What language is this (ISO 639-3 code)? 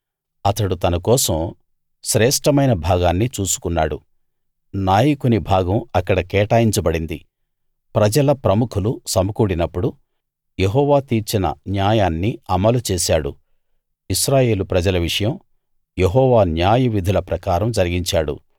tel